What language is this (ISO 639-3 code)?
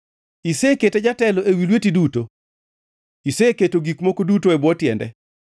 luo